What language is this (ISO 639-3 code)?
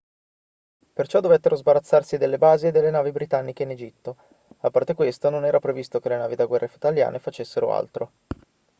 ita